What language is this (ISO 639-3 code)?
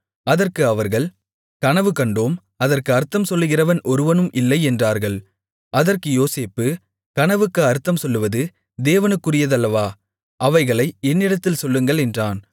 tam